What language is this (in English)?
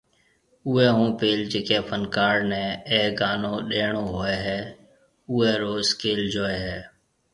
Marwari (Pakistan)